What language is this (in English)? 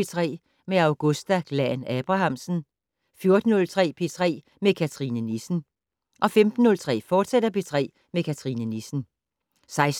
Danish